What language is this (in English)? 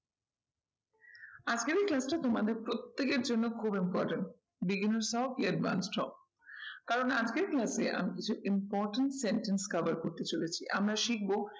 Bangla